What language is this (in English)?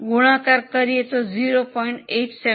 Gujarati